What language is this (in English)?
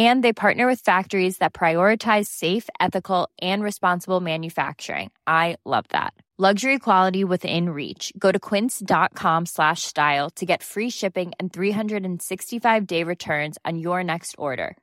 Filipino